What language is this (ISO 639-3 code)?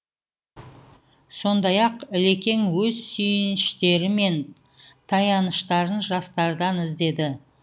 kaz